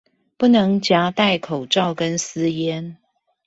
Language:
Chinese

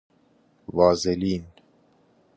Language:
Persian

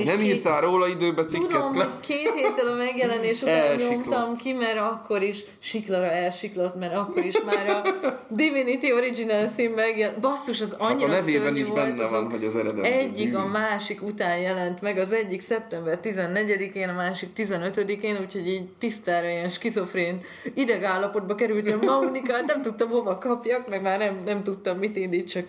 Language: Hungarian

